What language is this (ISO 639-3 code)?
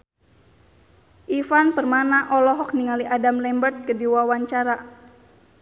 sun